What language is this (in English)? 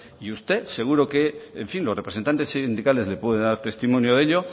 Spanish